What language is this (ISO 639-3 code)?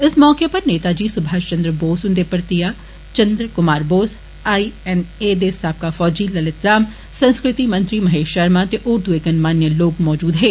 doi